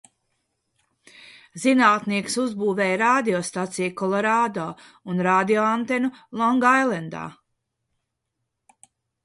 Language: Latvian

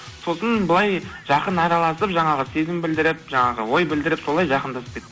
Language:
Kazakh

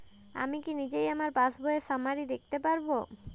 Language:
Bangla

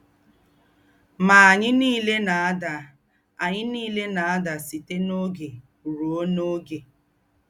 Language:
Igbo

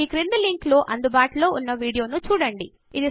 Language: Telugu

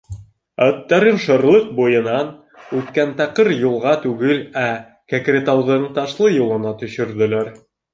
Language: Bashkir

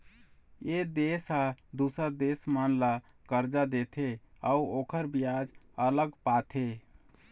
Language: Chhattisgarhi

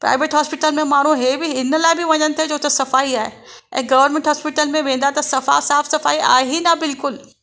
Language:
Sindhi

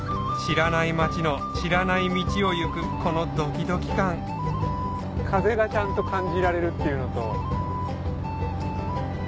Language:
Japanese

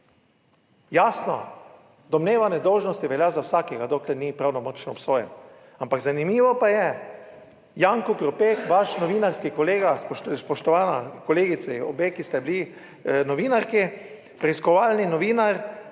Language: Slovenian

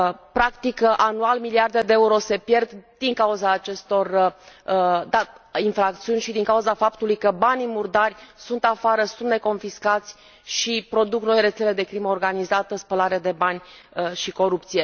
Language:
Romanian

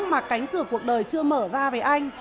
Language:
Vietnamese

